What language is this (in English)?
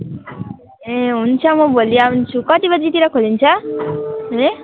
Nepali